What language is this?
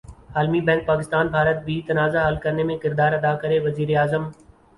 Urdu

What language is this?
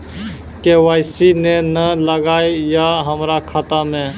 Maithili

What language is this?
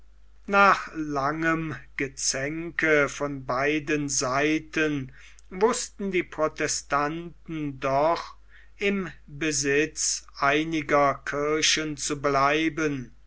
German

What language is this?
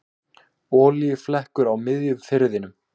Icelandic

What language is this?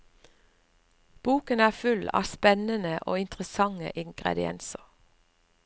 Norwegian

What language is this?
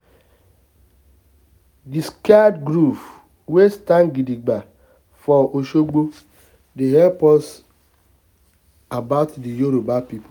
Nigerian Pidgin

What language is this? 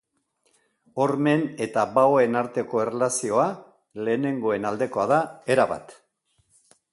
Basque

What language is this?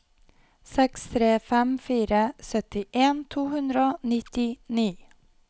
Norwegian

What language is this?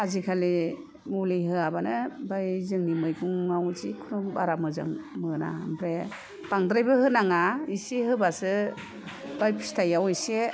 Bodo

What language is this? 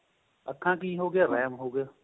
Punjabi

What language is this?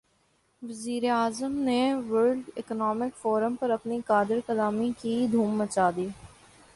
Urdu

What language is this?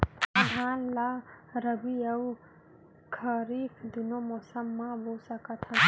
Chhattisgarhi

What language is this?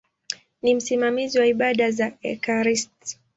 Swahili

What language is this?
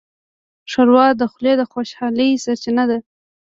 Pashto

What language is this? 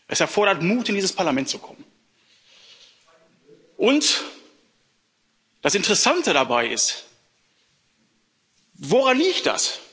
German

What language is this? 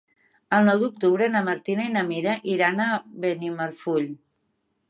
Catalan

